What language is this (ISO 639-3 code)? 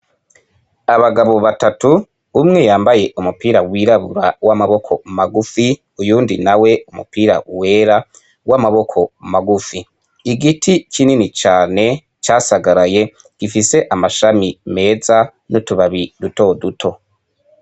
run